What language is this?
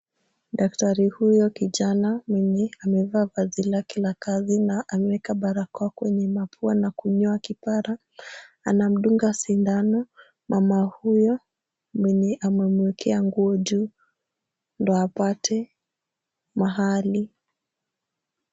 Swahili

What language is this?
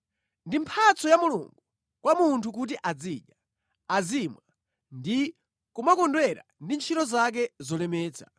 Nyanja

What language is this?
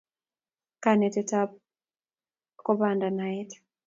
Kalenjin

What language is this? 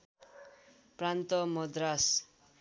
Nepali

